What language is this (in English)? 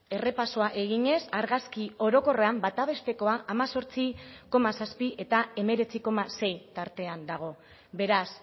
Basque